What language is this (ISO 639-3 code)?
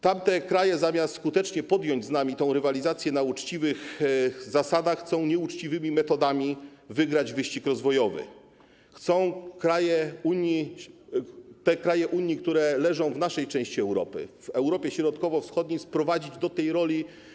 pol